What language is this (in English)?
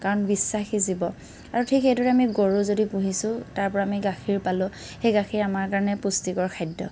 Assamese